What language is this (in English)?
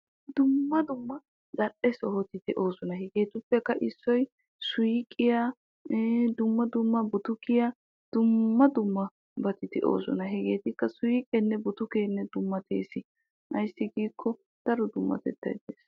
Wolaytta